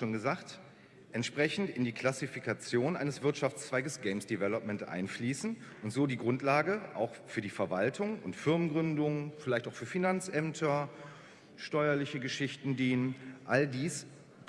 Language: German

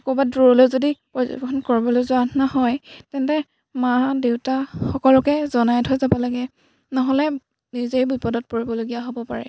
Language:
Assamese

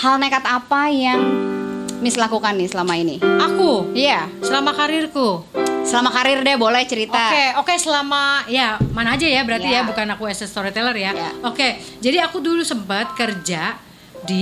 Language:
Indonesian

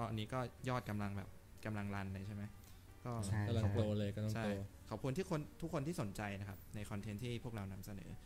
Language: Thai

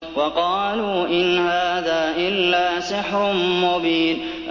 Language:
Arabic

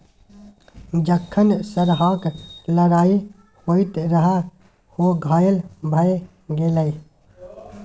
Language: Maithili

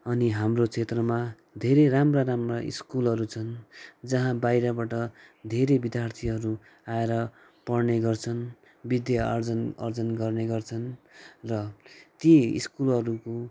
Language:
Nepali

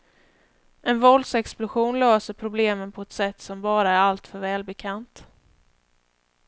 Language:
Swedish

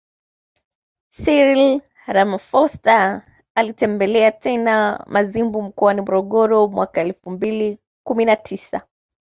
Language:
Swahili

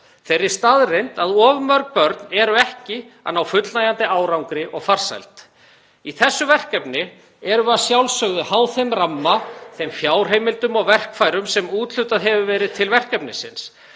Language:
Icelandic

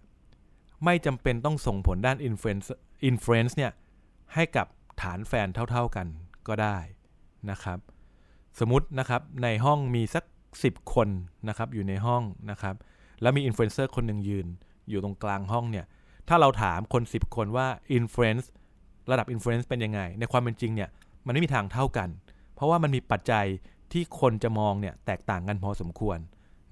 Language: Thai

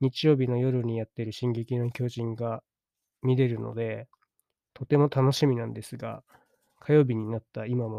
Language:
Japanese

